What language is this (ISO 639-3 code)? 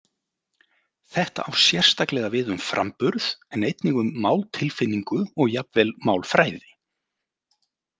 isl